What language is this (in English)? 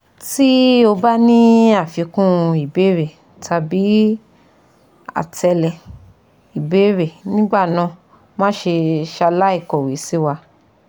Yoruba